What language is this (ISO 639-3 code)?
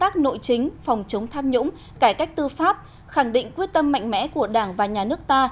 vie